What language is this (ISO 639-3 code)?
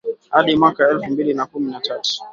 swa